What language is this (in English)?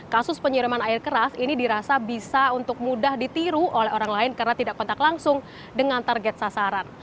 Indonesian